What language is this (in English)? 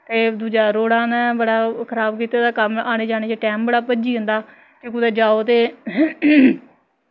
Dogri